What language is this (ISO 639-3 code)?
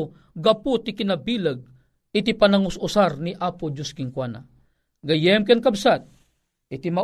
fil